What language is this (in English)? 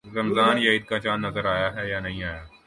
Urdu